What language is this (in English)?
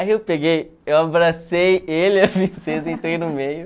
Portuguese